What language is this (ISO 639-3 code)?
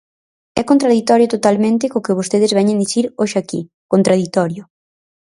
glg